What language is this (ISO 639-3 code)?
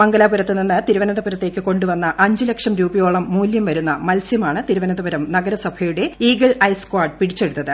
mal